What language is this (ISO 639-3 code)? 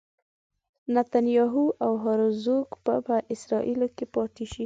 pus